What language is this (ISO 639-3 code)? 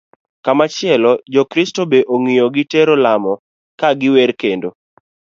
luo